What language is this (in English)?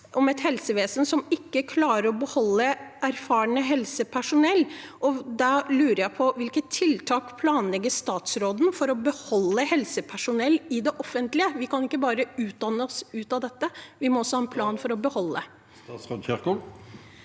Norwegian